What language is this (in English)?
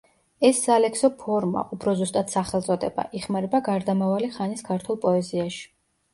Georgian